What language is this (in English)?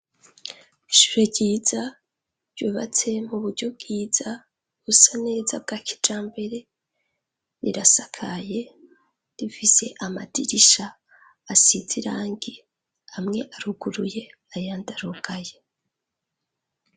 Rundi